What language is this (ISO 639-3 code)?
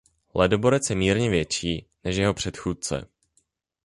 ces